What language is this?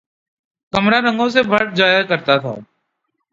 Urdu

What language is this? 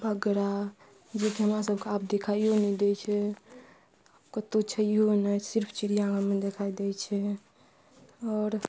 Maithili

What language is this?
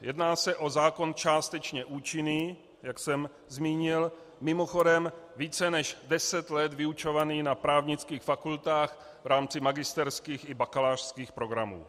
Czech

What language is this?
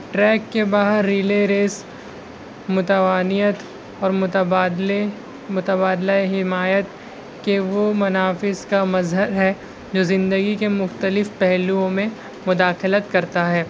Urdu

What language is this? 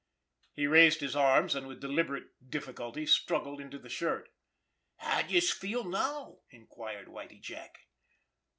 English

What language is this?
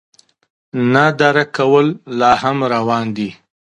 Pashto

